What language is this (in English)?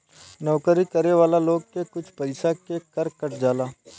Bhojpuri